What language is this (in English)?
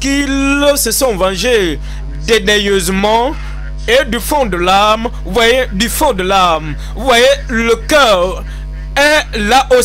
French